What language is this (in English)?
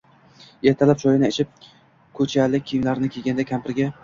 Uzbek